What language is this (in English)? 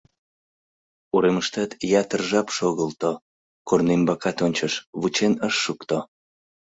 Mari